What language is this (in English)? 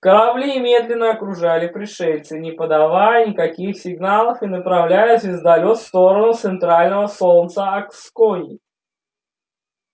Russian